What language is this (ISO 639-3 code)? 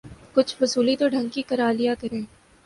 urd